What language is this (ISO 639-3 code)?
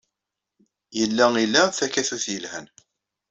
kab